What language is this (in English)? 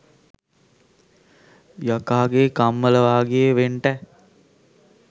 Sinhala